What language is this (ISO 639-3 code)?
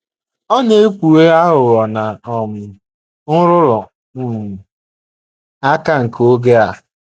ibo